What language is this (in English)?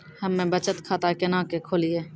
Maithili